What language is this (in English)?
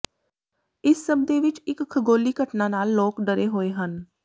Punjabi